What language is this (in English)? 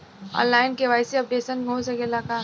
Bhojpuri